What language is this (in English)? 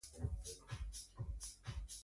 Norwegian Bokmål